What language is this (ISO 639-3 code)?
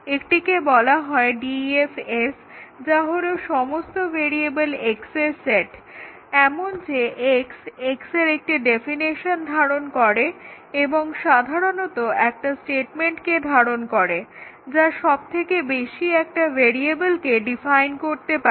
ben